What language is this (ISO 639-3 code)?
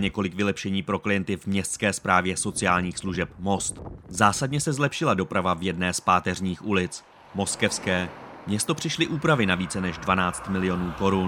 ces